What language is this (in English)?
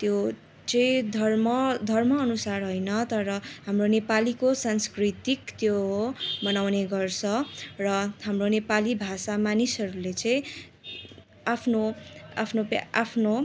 Nepali